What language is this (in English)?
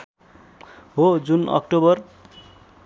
Nepali